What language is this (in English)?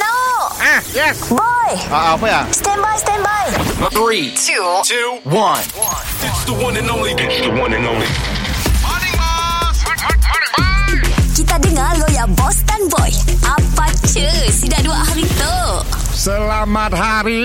Malay